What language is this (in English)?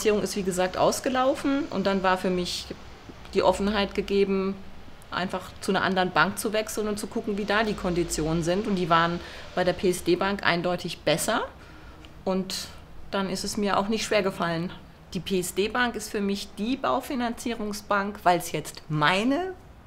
German